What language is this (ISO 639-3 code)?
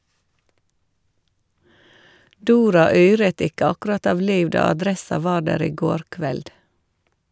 nor